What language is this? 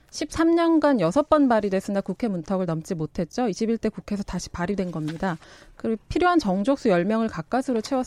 Korean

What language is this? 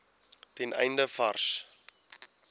Afrikaans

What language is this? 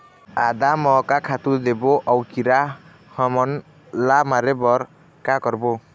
Chhattisgarhi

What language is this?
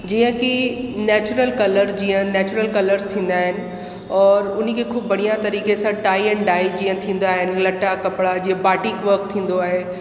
Sindhi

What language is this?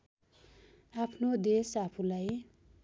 Nepali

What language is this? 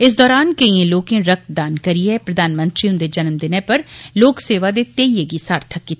Dogri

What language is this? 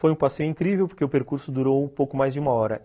Portuguese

